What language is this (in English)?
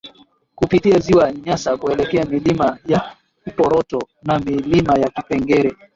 Swahili